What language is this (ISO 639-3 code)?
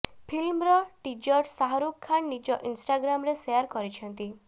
ori